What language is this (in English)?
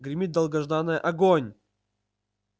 Russian